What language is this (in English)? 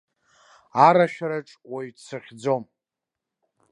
Abkhazian